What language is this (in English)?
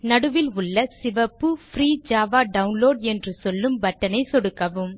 Tamil